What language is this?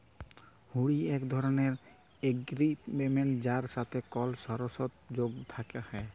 Bangla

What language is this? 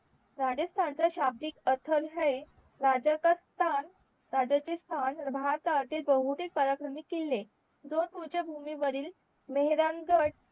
Marathi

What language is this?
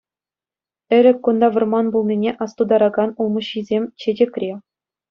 Chuvash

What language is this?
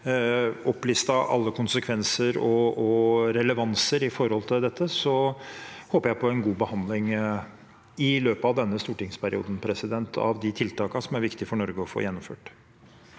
Norwegian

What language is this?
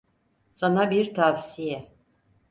Turkish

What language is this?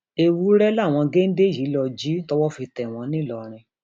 Yoruba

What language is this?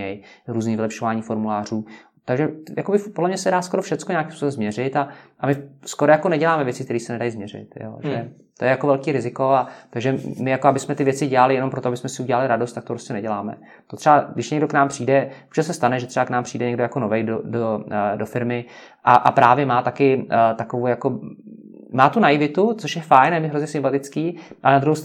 Czech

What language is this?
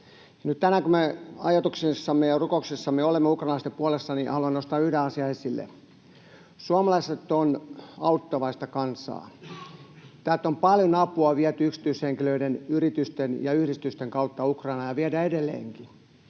Finnish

